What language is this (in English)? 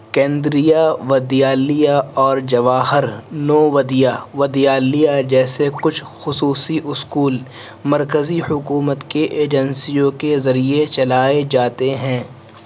Urdu